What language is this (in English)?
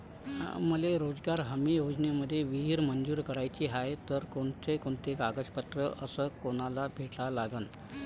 Marathi